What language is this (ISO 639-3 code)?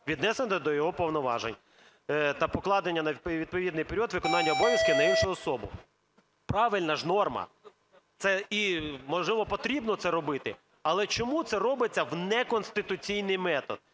ukr